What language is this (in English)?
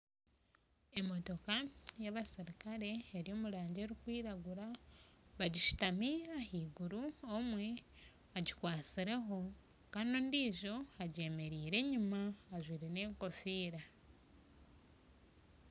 Nyankole